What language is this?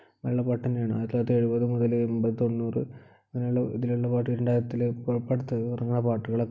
Malayalam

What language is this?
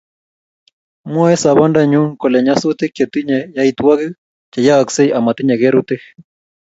Kalenjin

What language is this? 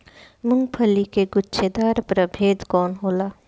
Bhojpuri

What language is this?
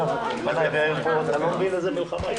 Hebrew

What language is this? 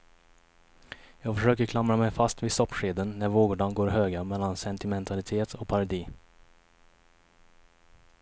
Swedish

